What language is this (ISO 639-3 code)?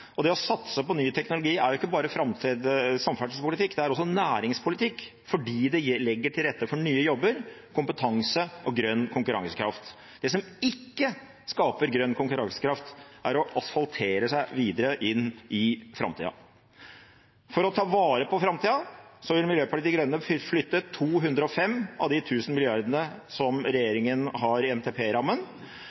nob